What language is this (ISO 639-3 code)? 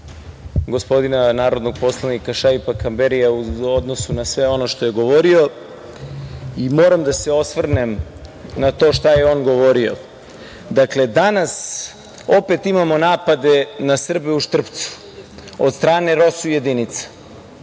srp